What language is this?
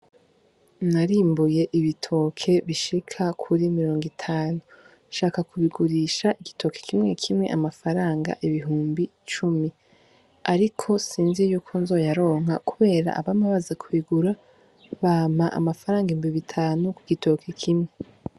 Rundi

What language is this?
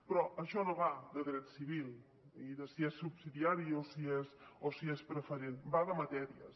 Catalan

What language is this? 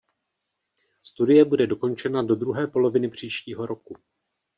Czech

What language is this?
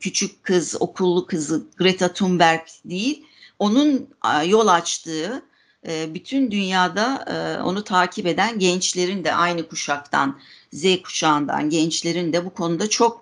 Turkish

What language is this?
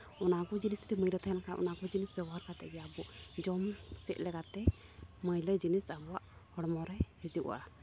Santali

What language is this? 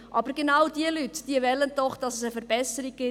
Swiss German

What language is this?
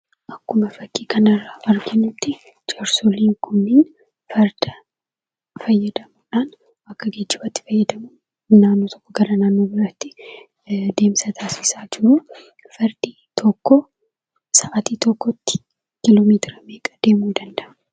Oromo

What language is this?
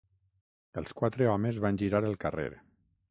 Catalan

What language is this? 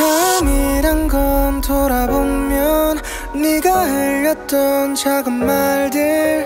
Korean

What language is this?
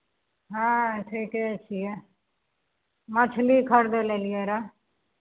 Maithili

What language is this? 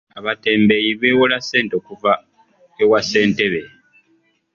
Ganda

